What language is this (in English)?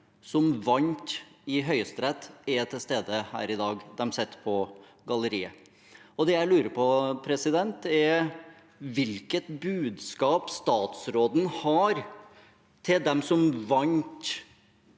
Norwegian